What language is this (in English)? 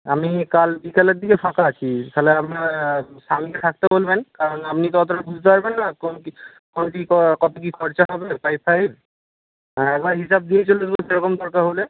Bangla